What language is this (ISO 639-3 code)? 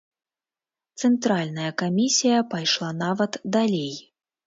bel